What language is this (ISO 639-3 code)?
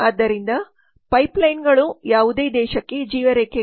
kan